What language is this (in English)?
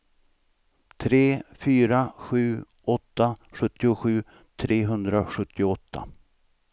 Swedish